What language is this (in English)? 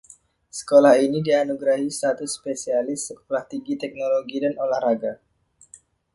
Indonesian